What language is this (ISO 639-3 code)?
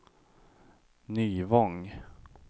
swe